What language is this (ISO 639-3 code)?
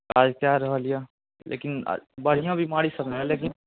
mai